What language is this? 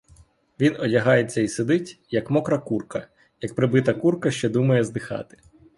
Ukrainian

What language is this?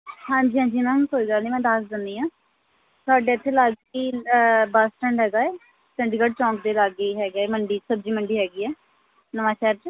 Punjabi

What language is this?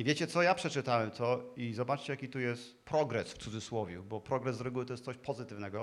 Polish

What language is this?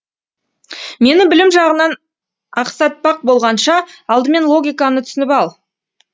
Kazakh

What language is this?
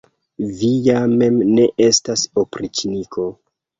Esperanto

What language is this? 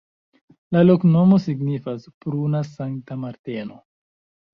Esperanto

